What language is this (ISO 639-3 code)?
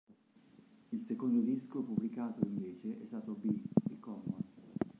ita